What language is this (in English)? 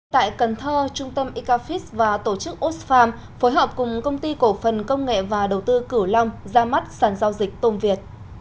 Vietnamese